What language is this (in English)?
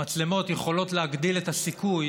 Hebrew